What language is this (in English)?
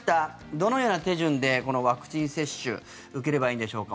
Japanese